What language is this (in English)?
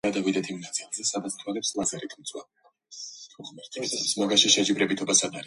Georgian